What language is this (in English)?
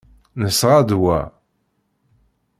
Kabyle